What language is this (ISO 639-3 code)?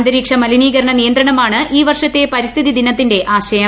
mal